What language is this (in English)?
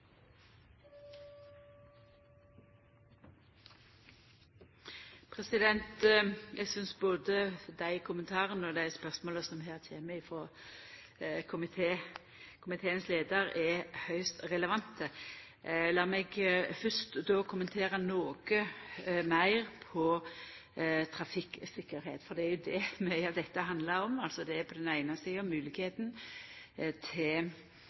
Norwegian Nynorsk